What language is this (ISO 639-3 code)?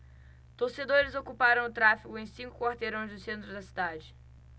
por